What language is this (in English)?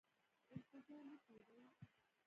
Pashto